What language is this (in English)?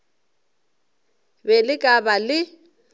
Northern Sotho